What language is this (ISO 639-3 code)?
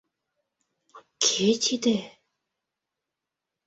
chm